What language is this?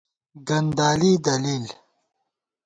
Gawar-Bati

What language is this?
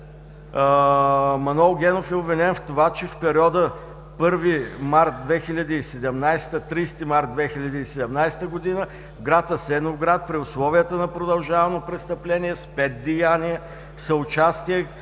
Bulgarian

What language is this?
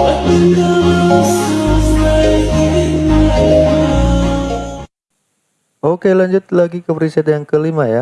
Indonesian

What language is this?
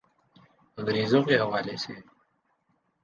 Urdu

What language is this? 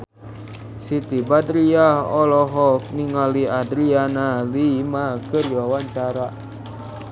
Sundanese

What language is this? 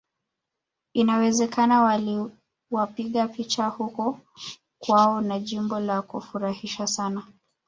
Swahili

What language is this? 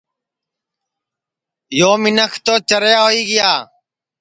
Sansi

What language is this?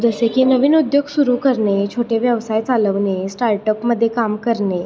Marathi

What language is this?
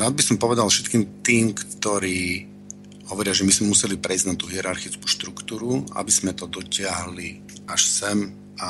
Slovak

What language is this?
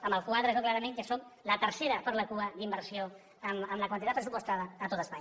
Catalan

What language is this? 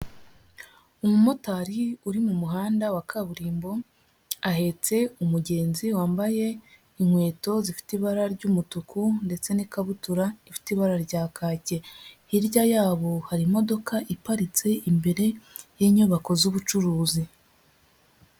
Kinyarwanda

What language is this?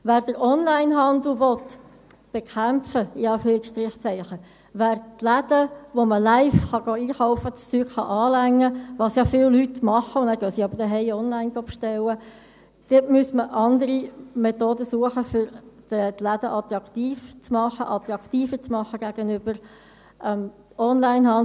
Swiss German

